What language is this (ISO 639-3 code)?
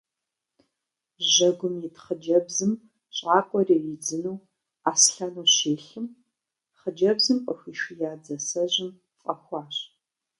kbd